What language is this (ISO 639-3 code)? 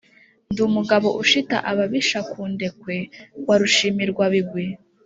kin